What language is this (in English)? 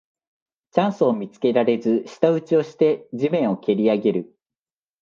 Japanese